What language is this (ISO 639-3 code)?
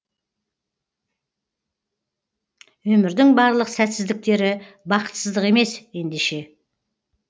kaz